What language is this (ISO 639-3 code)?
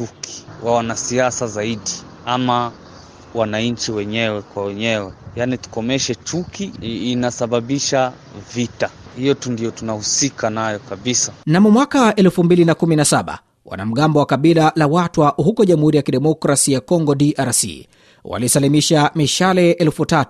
swa